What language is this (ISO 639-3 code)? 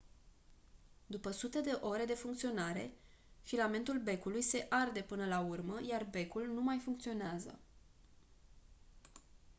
ron